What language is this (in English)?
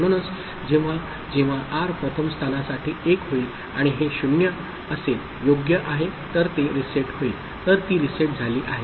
Marathi